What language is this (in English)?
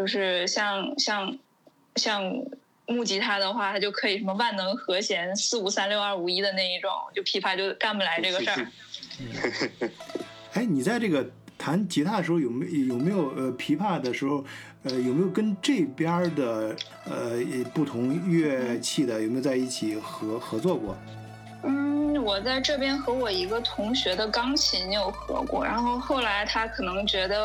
Chinese